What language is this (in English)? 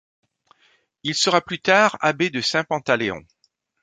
French